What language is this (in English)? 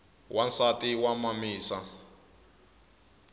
Tsonga